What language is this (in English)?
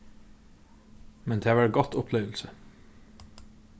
Faroese